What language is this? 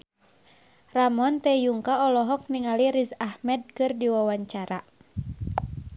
Sundanese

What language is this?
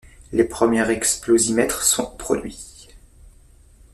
French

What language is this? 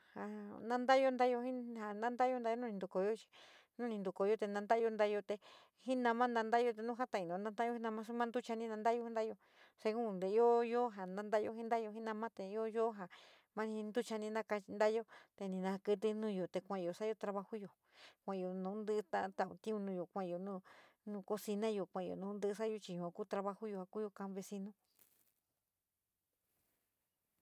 San Miguel El Grande Mixtec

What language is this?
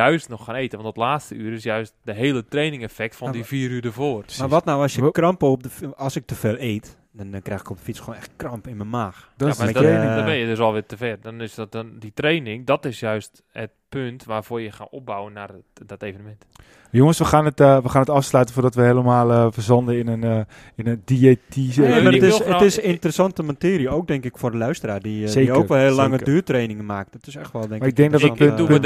Dutch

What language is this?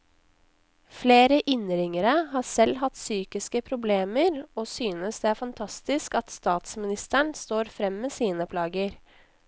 Norwegian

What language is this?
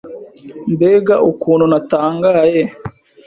Kinyarwanda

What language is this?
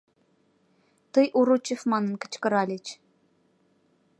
Mari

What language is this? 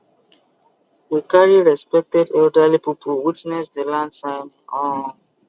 Nigerian Pidgin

